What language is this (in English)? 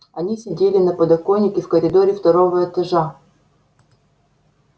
Russian